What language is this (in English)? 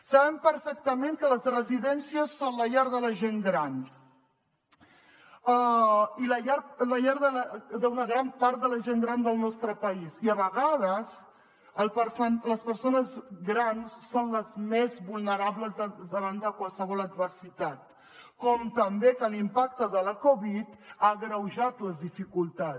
Catalan